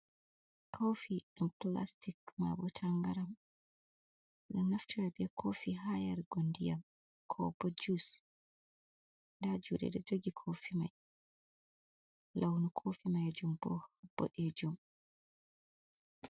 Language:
Fula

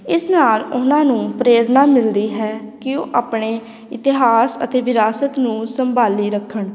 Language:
Punjabi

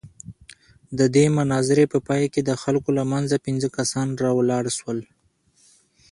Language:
Pashto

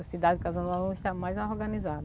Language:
Portuguese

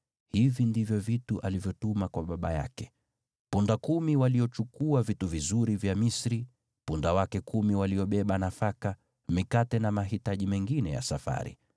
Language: Swahili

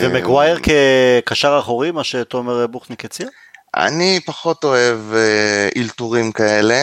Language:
Hebrew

